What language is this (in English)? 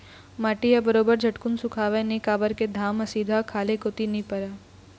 Chhattisgarhi